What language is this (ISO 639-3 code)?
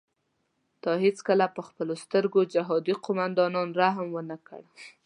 pus